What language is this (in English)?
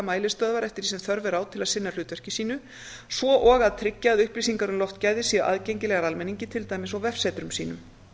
Icelandic